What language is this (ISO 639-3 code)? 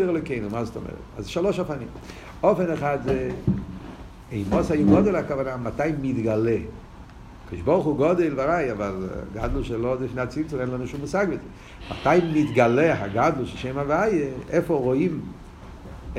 heb